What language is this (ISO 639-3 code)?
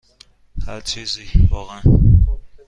fas